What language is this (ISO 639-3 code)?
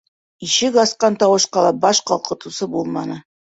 bak